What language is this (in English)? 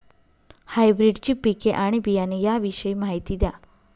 Marathi